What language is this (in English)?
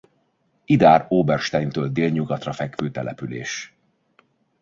Hungarian